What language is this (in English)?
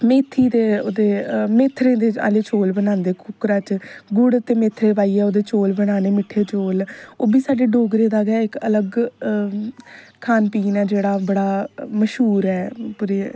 Dogri